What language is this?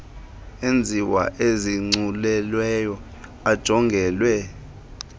Xhosa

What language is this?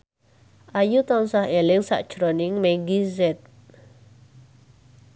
Javanese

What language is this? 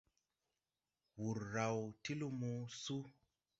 Tupuri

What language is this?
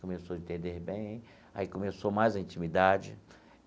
Portuguese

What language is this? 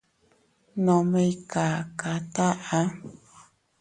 Teutila Cuicatec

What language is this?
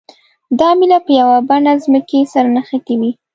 Pashto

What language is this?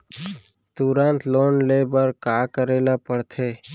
Chhattisgarhi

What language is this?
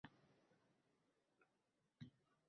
Uzbek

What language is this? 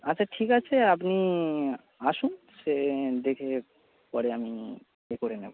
Bangla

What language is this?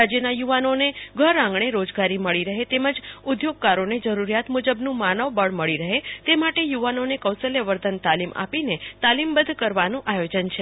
Gujarati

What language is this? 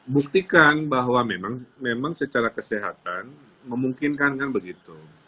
Indonesian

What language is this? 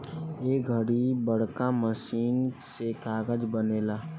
Bhojpuri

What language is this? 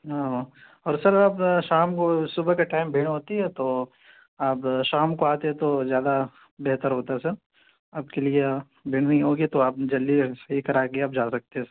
Urdu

